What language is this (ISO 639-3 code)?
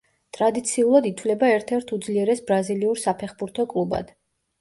kat